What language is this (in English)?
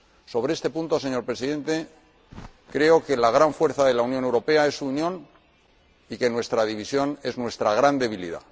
Spanish